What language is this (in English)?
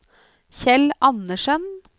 Norwegian